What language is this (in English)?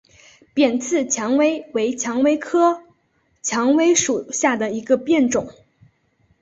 Chinese